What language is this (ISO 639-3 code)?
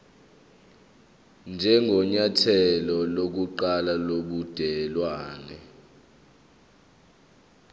zul